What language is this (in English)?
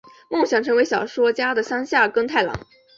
Chinese